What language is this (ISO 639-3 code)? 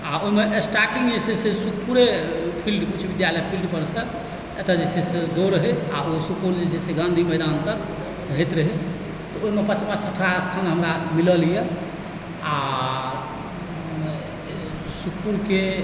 mai